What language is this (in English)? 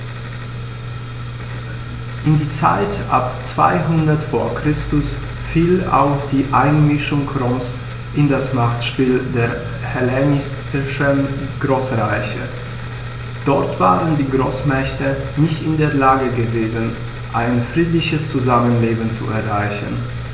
German